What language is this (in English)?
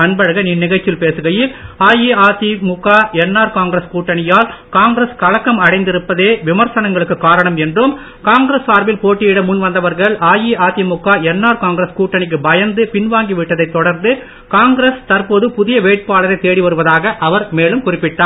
Tamil